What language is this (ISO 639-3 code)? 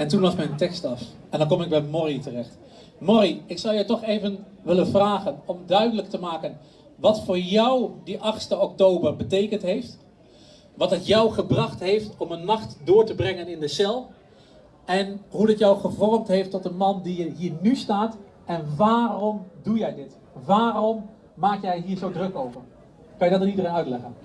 nld